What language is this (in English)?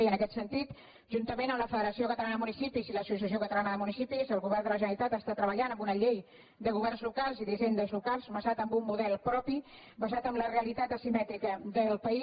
Catalan